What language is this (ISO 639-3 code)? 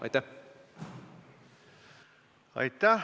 est